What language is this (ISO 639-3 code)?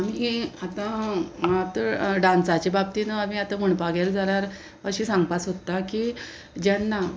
kok